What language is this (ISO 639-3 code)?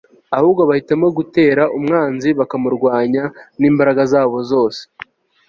kin